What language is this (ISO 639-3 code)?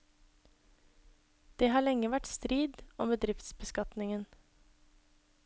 nor